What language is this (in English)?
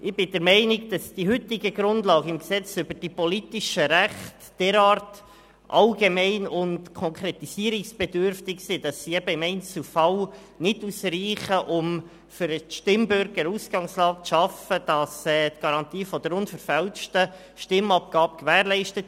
Swiss German